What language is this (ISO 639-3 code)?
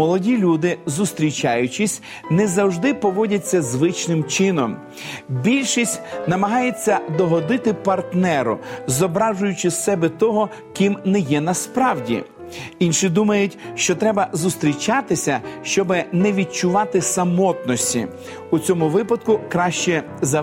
ukr